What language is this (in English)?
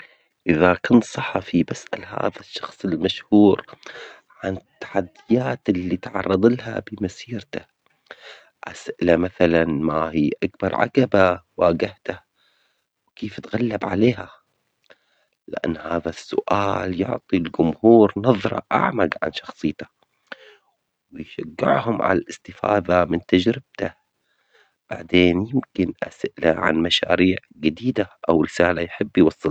Omani Arabic